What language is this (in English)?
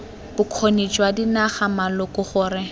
Tswana